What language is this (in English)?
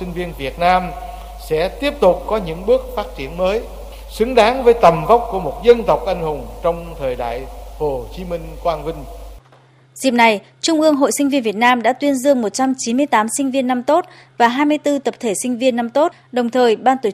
Vietnamese